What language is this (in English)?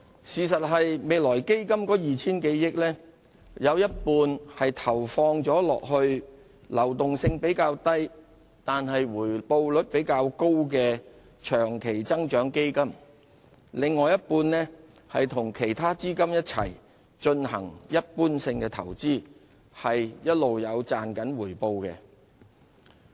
Cantonese